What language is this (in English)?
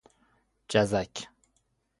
Persian